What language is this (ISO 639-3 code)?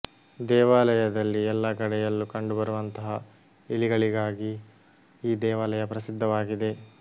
kan